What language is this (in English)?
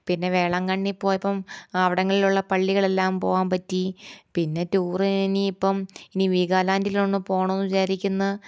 Malayalam